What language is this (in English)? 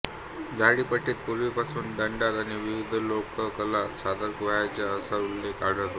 Marathi